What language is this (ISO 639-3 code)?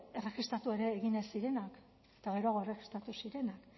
eus